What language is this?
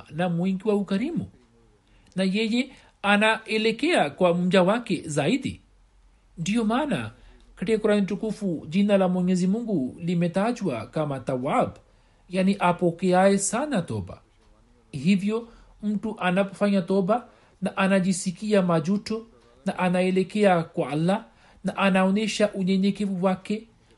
Swahili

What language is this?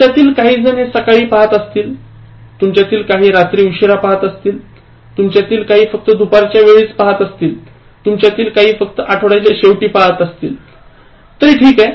Marathi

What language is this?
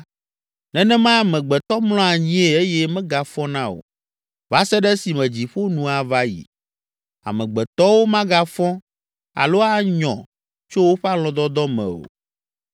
Ewe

